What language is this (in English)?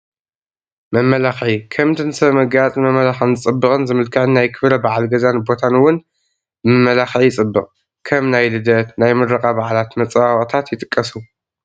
Tigrinya